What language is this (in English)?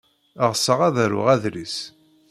Kabyle